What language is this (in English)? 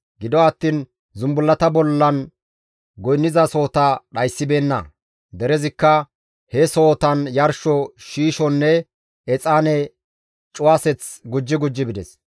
Gamo